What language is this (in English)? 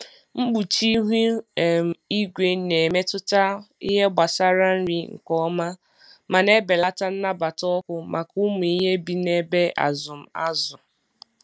Igbo